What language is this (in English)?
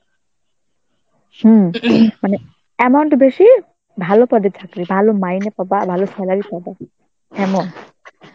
Bangla